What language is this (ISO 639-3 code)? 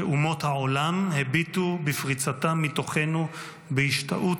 heb